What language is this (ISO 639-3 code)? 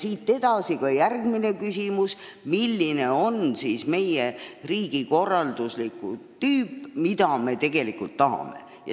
est